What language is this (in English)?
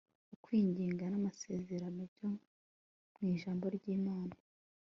Kinyarwanda